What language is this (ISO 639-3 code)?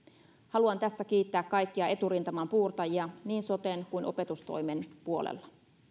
fin